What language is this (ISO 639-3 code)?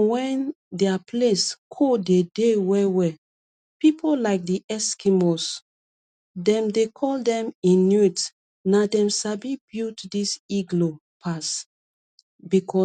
pcm